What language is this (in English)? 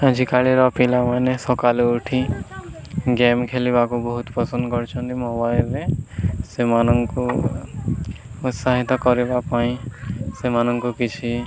Odia